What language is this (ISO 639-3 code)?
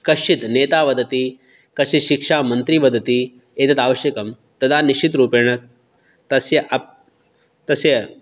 san